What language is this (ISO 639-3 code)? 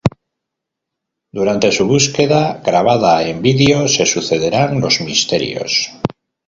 spa